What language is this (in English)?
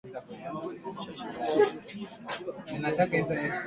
Swahili